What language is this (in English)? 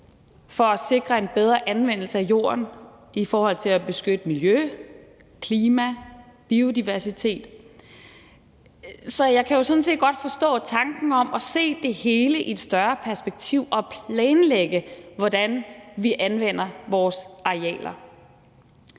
Danish